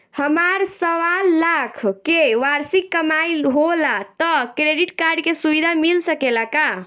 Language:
Bhojpuri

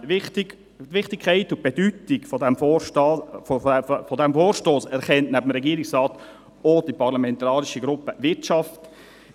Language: Swiss German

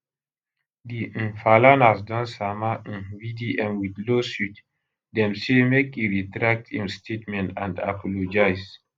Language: Nigerian Pidgin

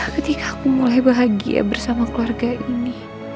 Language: Indonesian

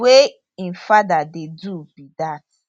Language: Nigerian Pidgin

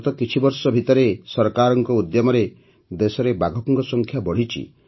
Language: Odia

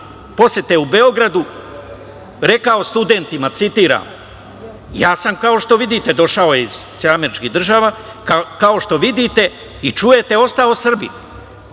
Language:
Serbian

